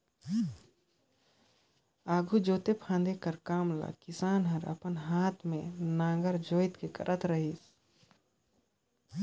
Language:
Chhattisgarhi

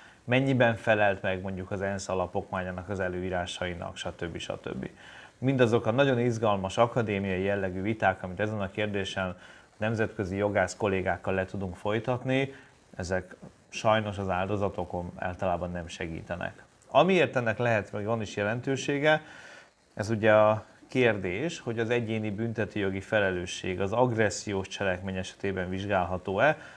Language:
Hungarian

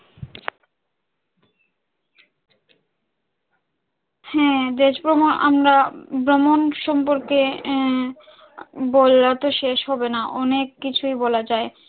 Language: Bangla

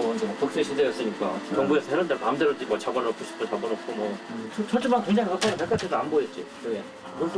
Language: Korean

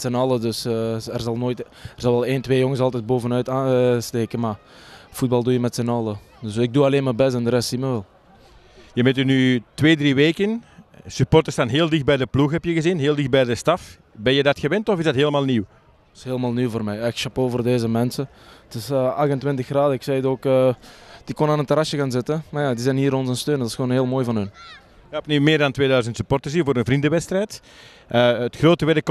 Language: Dutch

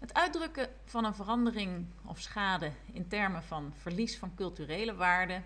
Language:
Dutch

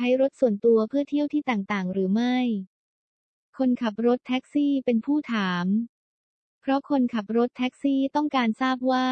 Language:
Thai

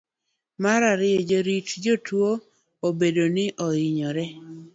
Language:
Luo (Kenya and Tanzania)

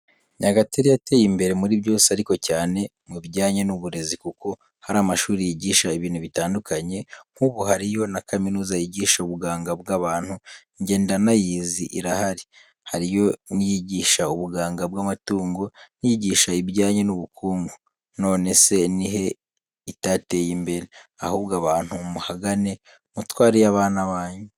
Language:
Kinyarwanda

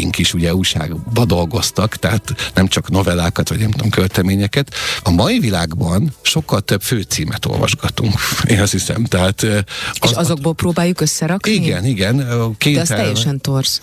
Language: Hungarian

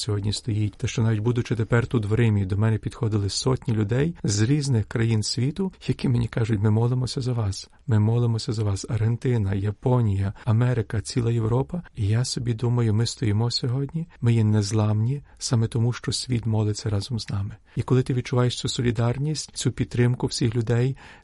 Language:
Ukrainian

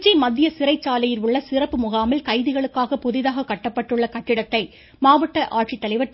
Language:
Tamil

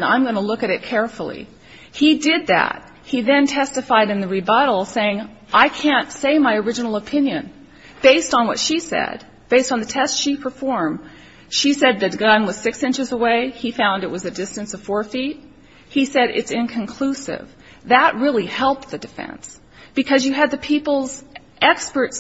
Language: English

